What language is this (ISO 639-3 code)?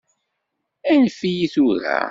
kab